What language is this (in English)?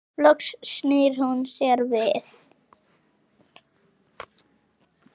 Icelandic